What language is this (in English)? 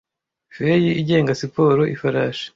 Kinyarwanda